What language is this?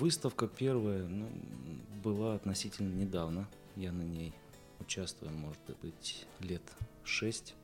Russian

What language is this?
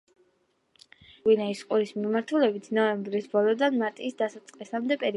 Georgian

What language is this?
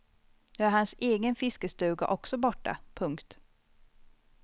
Swedish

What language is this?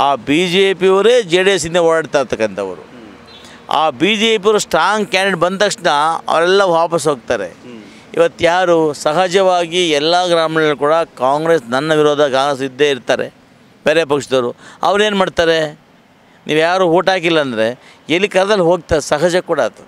Hindi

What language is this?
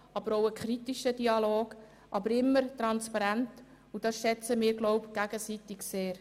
Swiss German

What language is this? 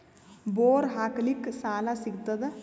Kannada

